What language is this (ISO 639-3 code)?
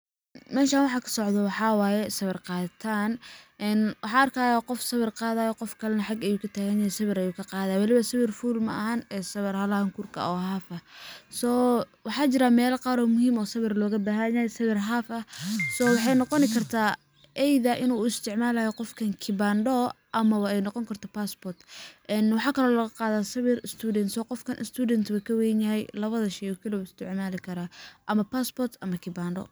som